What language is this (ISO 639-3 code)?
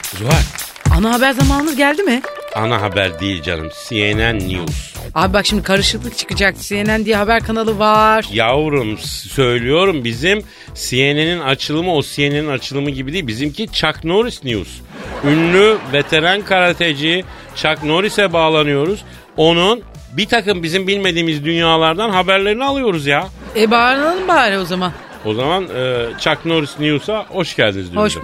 tur